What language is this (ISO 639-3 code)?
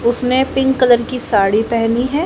hin